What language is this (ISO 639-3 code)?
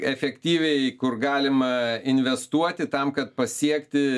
lit